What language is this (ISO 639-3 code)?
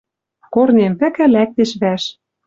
mrj